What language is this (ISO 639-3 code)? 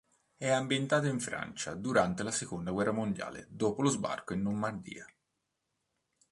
ita